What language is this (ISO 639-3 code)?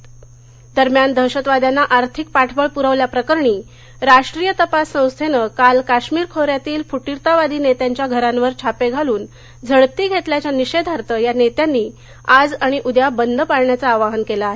mar